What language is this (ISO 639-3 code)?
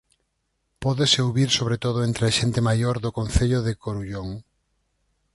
glg